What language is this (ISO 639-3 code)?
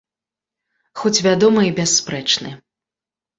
bel